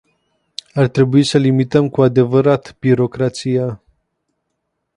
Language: Romanian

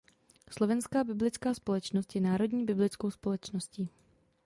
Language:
Czech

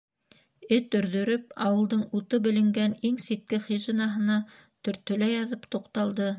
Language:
Bashkir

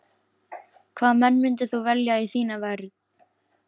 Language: Icelandic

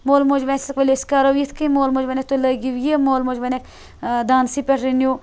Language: Kashmiri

